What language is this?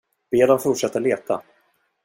Swedish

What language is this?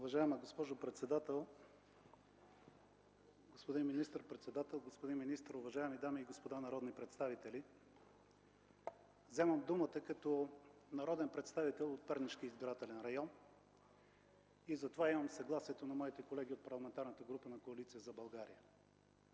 Bulgarian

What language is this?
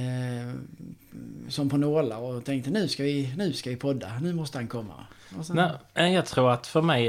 Swedish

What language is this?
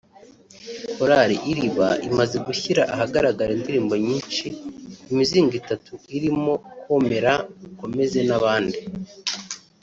Kinyarwanda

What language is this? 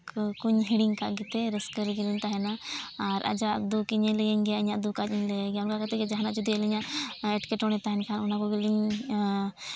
Santali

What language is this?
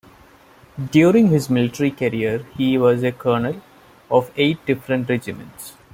English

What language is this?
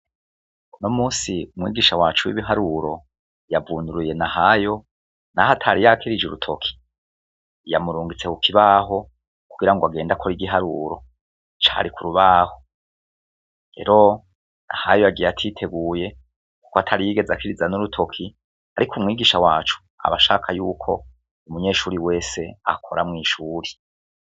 Rundi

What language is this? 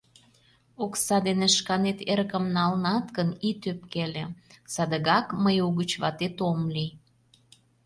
Mari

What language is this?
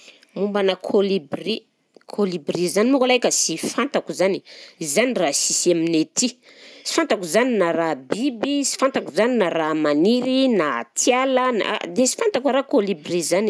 Southern Betsimisaraka Malagasy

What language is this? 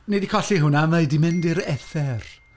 Welsh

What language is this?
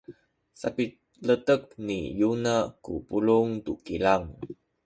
Sakizaya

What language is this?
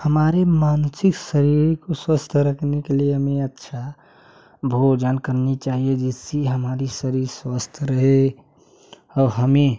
Hindi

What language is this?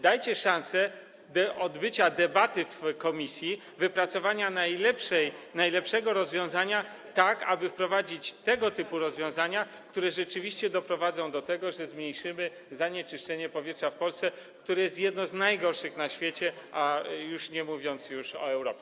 Polish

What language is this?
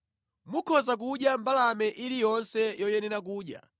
Nyanja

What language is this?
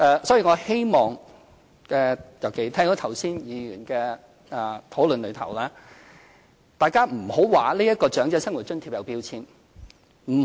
Cantonese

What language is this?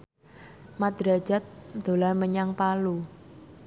Javanese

